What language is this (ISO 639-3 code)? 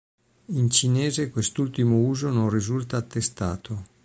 ita